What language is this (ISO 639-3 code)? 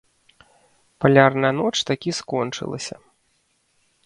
bel